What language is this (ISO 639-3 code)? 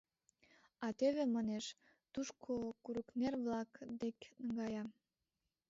chm